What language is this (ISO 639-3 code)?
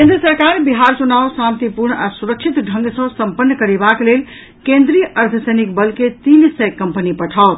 mai